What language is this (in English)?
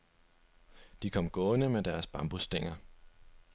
Danish